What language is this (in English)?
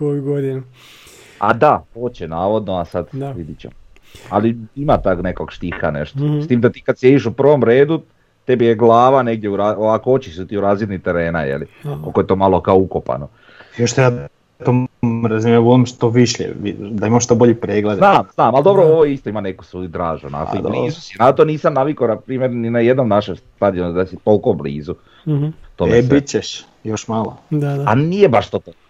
Croatian